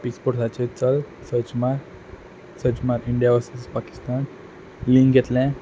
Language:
Konkani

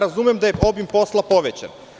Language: Serbian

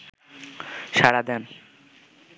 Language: Bangla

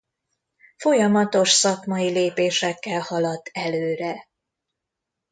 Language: Hungarian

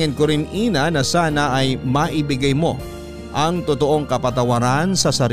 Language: Filipino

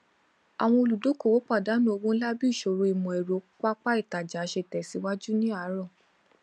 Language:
Yoruba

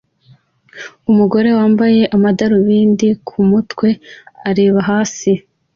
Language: Kinyarwanda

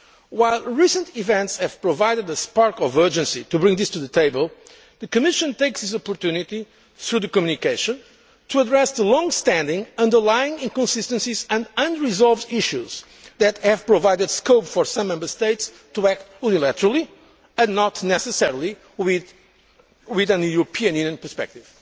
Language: English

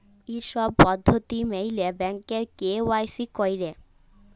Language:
Bangla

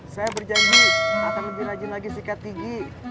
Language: Indonesian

